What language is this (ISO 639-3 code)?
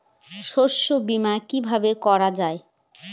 ben